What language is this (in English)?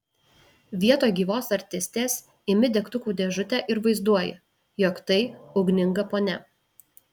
Lithuanian